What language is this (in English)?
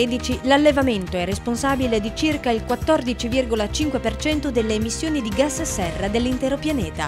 Italian